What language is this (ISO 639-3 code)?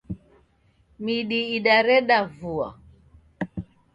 dav